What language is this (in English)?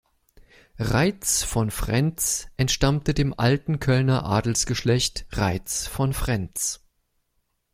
German